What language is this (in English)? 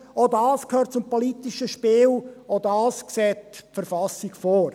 Swiss German